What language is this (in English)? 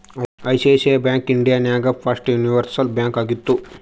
Kannada